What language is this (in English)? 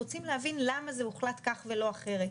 Hebrew